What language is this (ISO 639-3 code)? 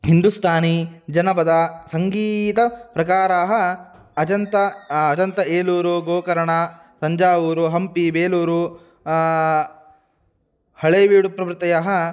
san